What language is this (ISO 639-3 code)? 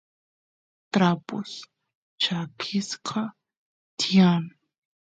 qus